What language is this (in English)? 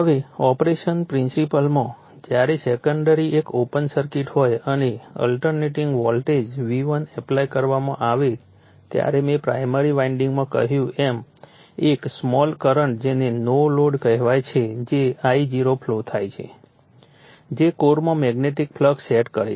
Gujarati